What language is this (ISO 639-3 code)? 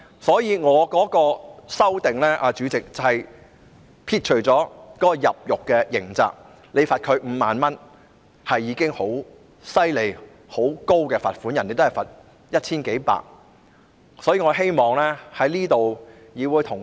yue